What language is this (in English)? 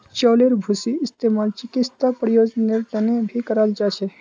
Magahi